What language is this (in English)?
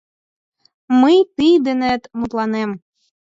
Mari